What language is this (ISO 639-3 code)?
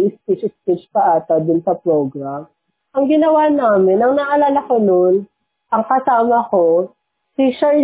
fil